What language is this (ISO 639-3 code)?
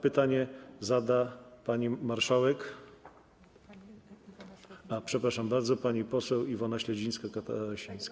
pol